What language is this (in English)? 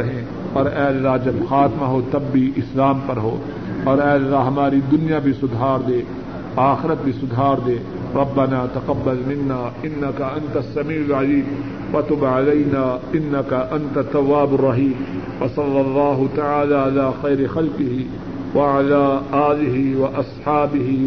Urdu